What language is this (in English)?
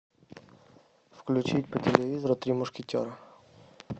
Russian